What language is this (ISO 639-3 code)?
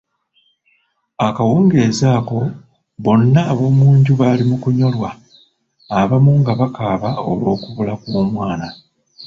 lug